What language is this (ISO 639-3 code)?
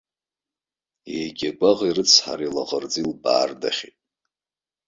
abk